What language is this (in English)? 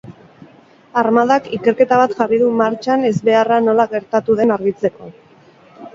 Basque